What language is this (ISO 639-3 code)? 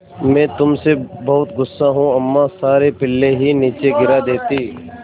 hin